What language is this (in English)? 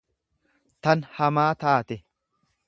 Oromo